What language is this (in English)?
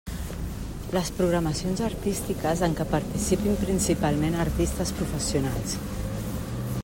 Catalan